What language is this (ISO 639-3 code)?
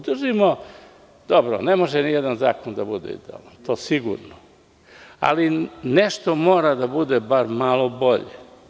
srp